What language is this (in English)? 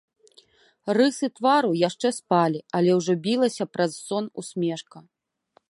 Belarusian